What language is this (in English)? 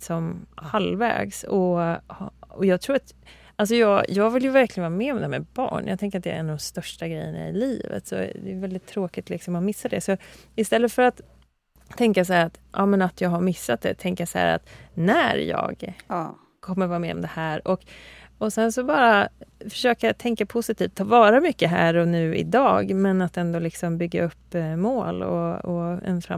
Swedish